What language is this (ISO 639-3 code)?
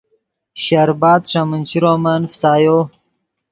ydg